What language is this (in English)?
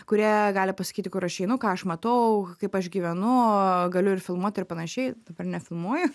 Lithuanian